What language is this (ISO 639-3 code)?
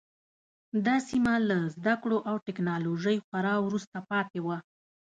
pus